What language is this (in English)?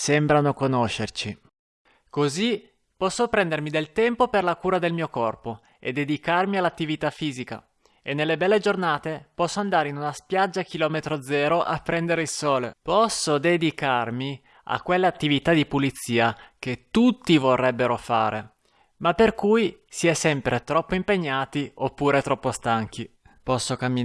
Italian